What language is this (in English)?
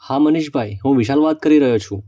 Gujarati